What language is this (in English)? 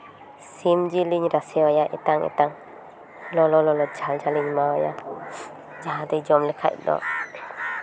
Santali